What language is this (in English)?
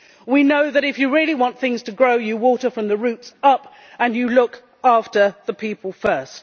English